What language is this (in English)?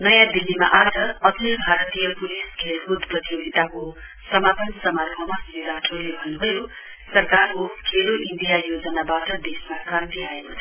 Nepali